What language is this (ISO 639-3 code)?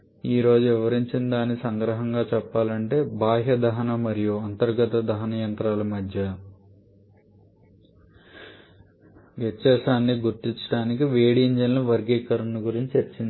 tel